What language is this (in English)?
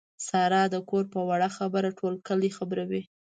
Pashto